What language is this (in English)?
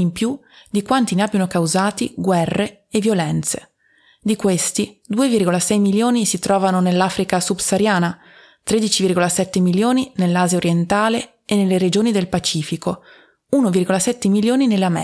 Italian